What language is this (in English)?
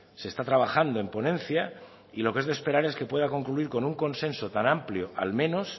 Spanish